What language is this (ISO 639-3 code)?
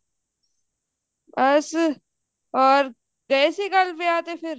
pan